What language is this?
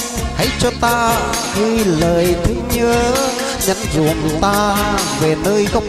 Vietnamese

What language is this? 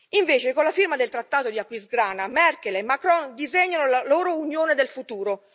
Italian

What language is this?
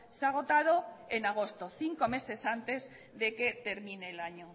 Spanish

